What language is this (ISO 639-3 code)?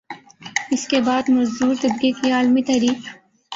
urd